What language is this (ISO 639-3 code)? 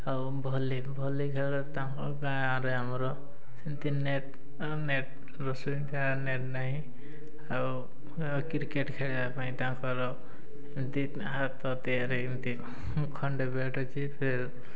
ori